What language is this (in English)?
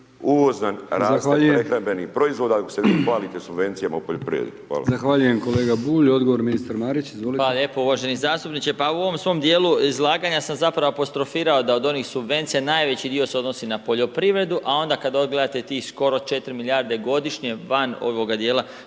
Croatian